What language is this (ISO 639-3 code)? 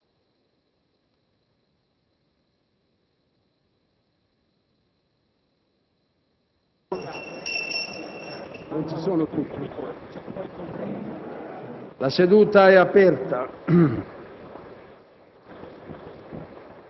ita